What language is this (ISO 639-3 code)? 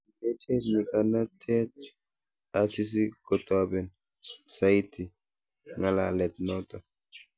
kln